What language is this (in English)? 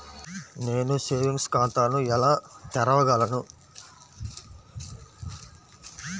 Telugu